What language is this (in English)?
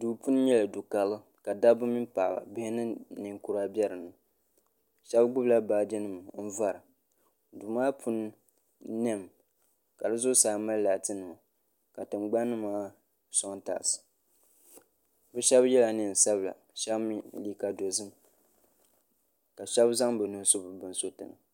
Dagbani